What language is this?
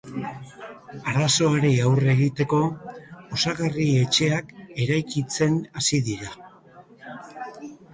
Basque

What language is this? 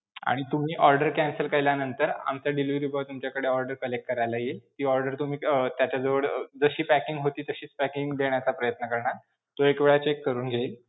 Marathi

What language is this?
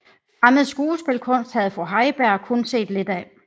Danish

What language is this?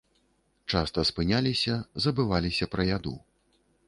Belarusian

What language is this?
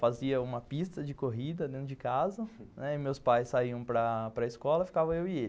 Portuguese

